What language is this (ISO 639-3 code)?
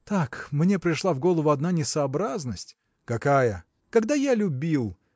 rus